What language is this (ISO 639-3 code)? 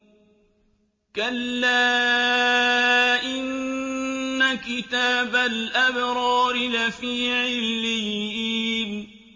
ara